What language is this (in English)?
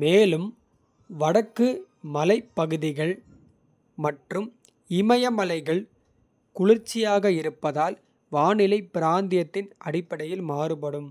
Kota (India)